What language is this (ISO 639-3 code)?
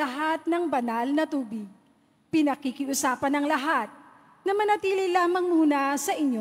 fil